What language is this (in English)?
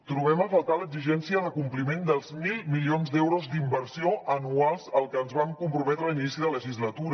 Catalan